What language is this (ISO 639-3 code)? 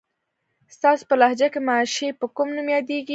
pus